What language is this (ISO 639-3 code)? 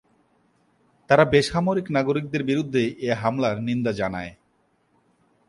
ben